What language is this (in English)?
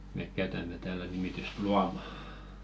Finnish